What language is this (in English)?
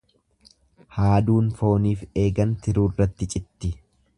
Oromo